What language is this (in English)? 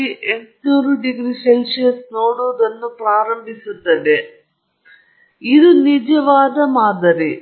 Kannada